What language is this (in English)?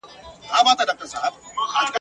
Pashto